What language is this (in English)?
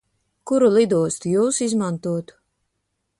Latvian